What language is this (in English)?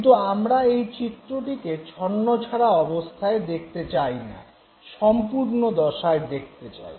Bangla